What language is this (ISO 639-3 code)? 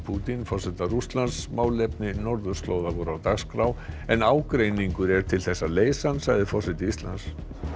isl